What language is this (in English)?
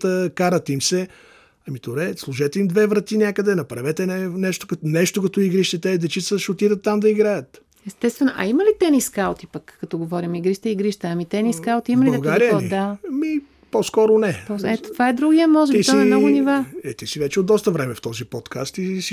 Bulgarian